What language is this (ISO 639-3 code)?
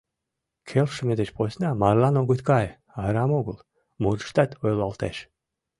chm